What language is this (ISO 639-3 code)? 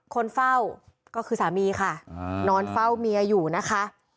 tha